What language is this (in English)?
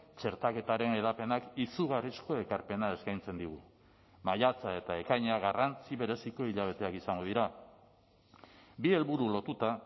Basque